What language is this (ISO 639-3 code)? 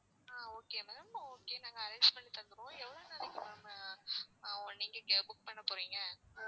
tam